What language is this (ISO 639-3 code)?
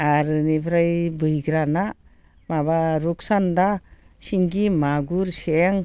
brx